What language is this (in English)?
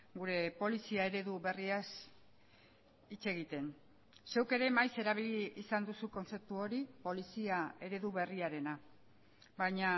Basque